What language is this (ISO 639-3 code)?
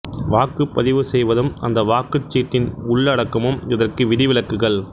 tam